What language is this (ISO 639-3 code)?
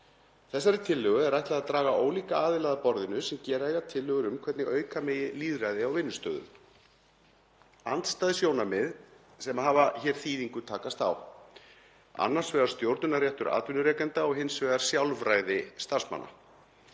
isl